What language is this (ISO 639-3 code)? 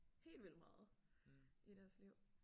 dan